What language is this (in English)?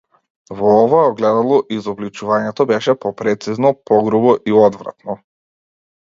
Macedonian